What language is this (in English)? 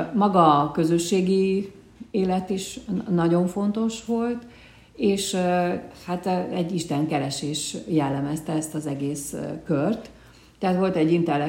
Hungarian